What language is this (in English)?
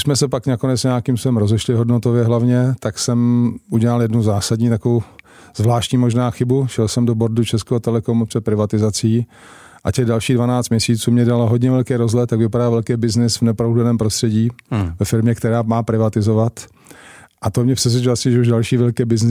Czech